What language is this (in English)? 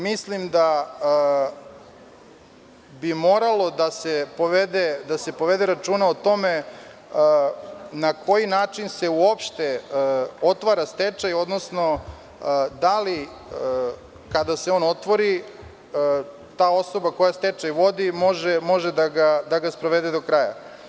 Serbian